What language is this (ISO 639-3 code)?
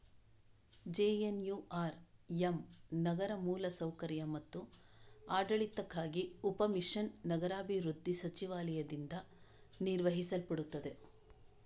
kan